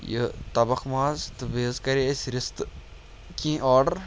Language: Kashmiri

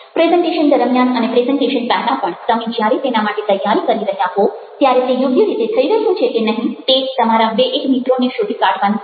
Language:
Gujarati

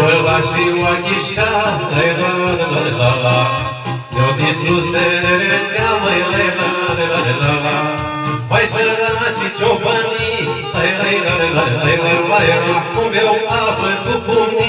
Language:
Romanian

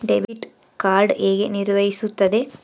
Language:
Kannada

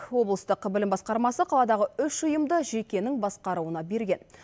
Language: Kazakh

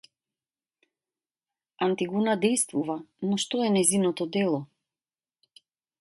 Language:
Macedonian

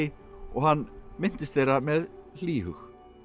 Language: Icelandic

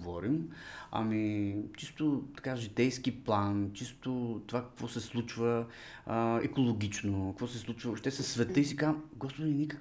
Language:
Bulgarian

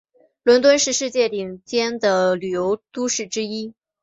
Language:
Chinese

